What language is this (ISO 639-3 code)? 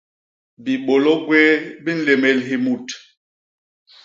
bas